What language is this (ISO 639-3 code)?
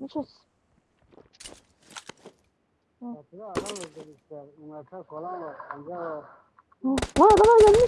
tur